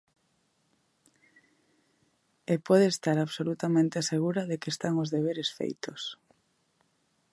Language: Galician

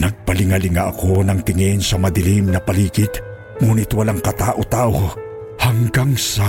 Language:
Filipino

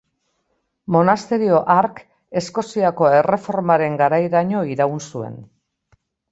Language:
Basque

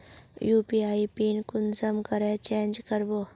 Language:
Magahi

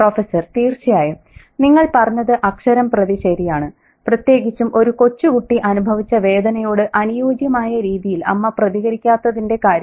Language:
Malayalam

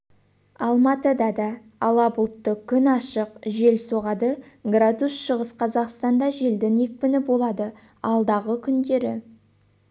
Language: Kazakh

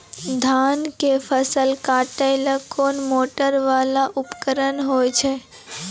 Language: Maithili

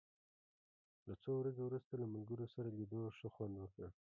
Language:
Pashto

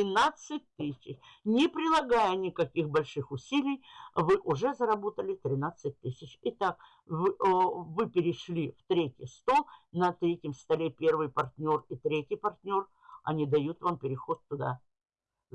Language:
Russian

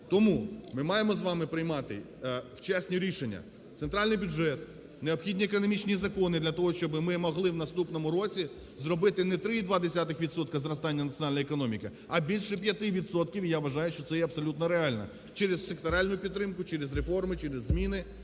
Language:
Ukrainian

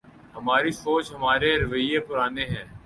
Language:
Urdu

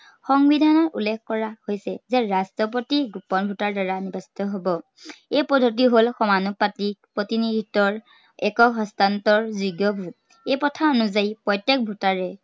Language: Assamese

